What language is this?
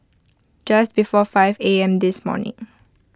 English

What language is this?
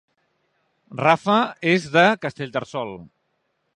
Catalan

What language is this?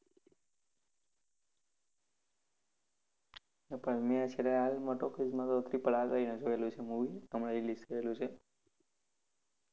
Gujarati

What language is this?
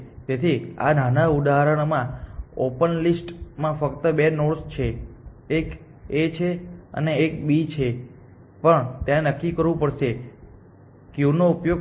Gujarati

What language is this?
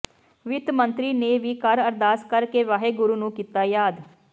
Punjabi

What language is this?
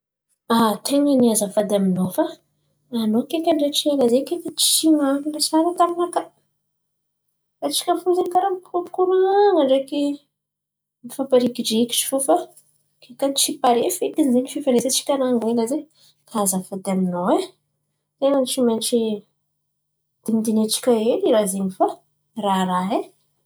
Antankarana Malagasy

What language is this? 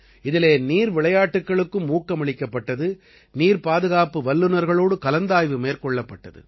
Tamil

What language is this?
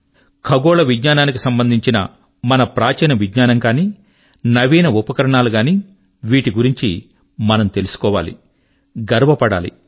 Telugu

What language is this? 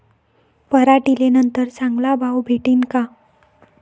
Marathi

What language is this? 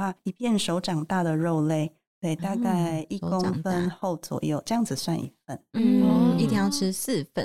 Chinese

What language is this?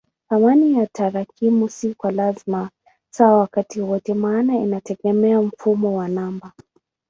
Swahili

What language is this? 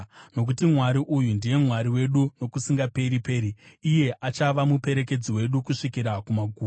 Shona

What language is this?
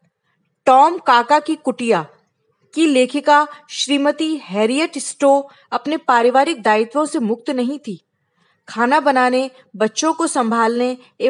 Hindi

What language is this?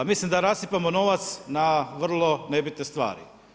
Croatian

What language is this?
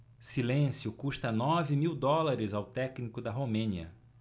Portuguese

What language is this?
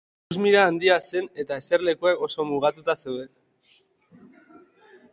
Basque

